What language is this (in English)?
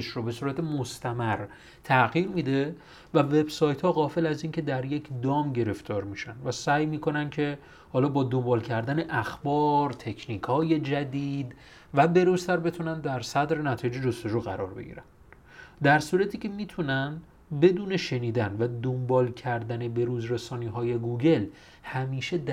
Persian